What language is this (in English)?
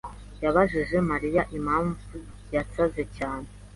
Kinyarwanda